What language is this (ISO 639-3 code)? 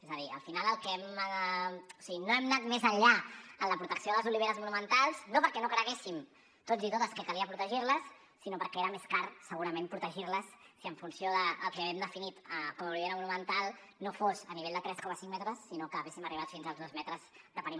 cat